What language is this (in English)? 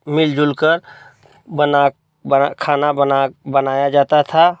Hindi